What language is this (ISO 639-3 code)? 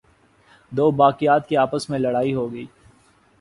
urd